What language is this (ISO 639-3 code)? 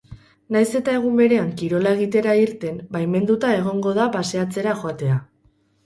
eus